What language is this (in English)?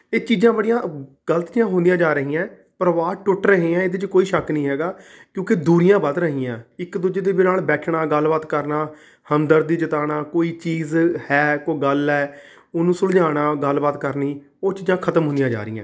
Punjabi